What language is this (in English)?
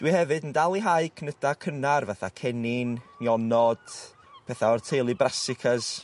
Welsh